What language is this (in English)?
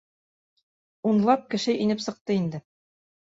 Bashkir